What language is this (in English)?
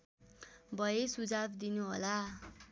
Nepali